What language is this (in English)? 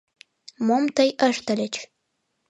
Mari